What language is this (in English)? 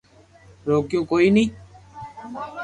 Loarki